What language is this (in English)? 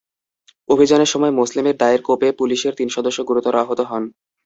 Bangla